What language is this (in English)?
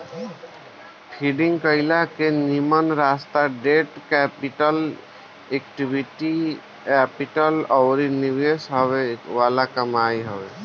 Bhojpuri